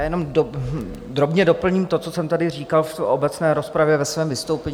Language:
Czech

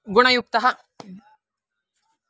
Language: Sanskrit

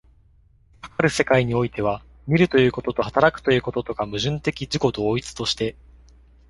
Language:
Japanese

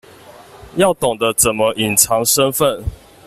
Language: Chinese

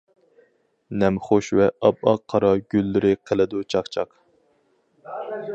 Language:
Uyghur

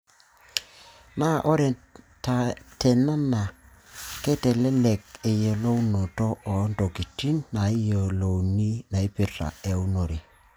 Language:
Masai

